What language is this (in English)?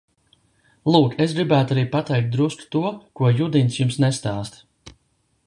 Latvian